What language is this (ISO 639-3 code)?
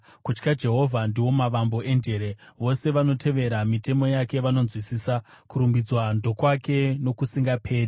sna